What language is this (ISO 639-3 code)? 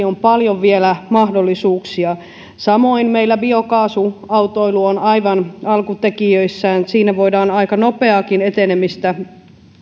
fin